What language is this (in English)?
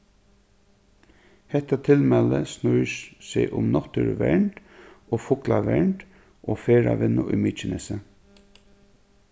Faroese